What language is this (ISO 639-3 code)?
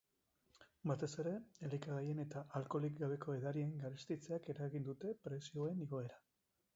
eus